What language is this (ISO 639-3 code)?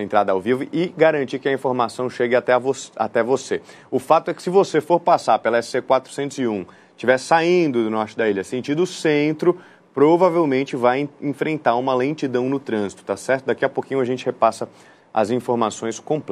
por